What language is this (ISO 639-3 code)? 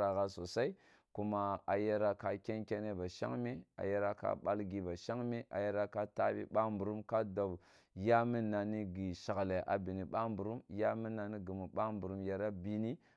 bbu